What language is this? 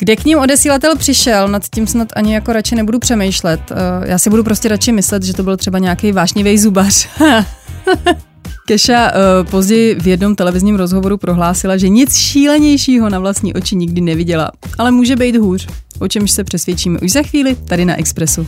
Czech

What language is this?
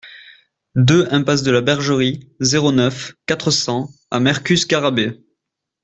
French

